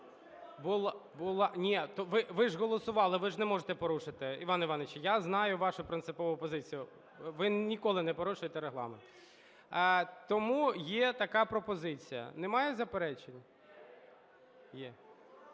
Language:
Ukrainian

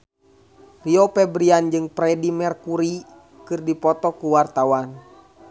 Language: Sundanese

